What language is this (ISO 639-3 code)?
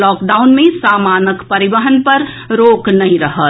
mai